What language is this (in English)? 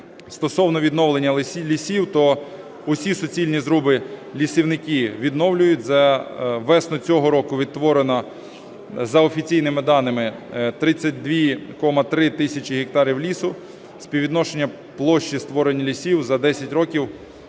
Ukrainian